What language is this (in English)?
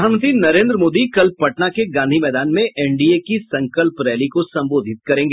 Hindi